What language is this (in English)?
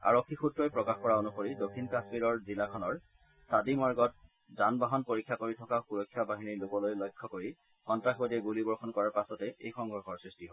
Assamese